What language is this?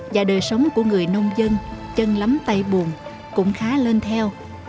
Vietnamese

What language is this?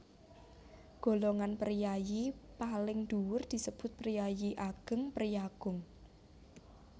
Javanese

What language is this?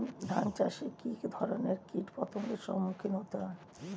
Bangla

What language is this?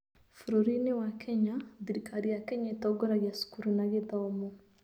Kikuyu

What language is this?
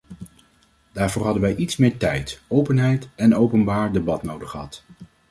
Dutch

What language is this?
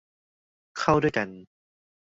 Thai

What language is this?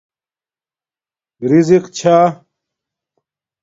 Domaaki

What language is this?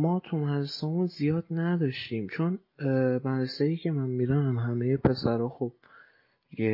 Persian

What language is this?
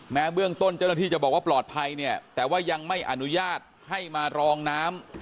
Thai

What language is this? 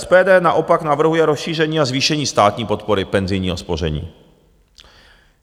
Czech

